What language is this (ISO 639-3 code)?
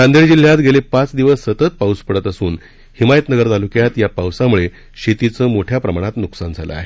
mar